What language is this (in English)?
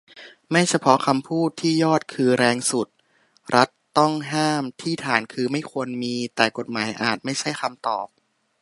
Thai